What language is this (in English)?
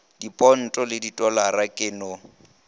Northern Sotho